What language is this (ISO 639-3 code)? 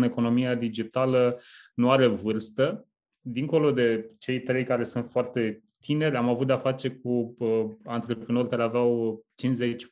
ron